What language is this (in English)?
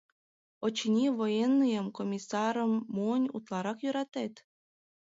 Mari